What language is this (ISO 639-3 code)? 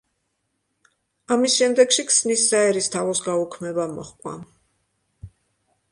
kat